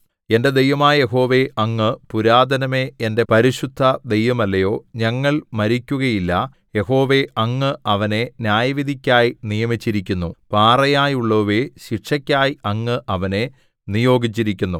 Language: Malayalam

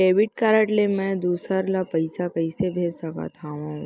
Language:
Chhattisgarhi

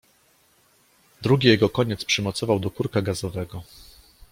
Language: Polish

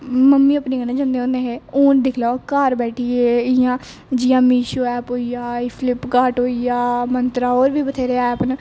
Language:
Dogri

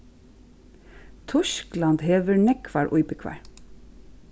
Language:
Faroese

